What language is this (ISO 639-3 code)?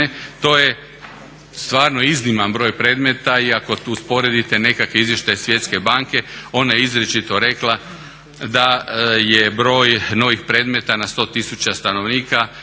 hrv